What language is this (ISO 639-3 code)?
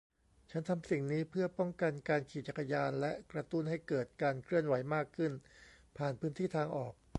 tha